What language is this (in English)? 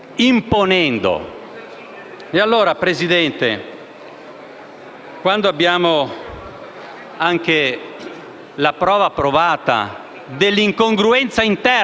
Italian